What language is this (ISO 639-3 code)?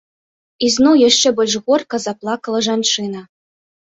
bel